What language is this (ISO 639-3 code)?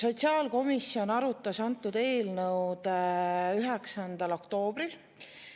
est